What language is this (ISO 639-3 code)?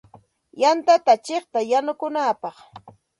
qxt